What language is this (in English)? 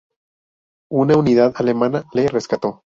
Spanish